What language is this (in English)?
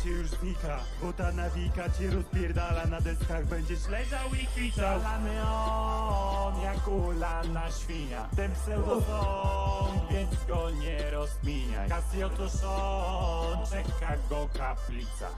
Polish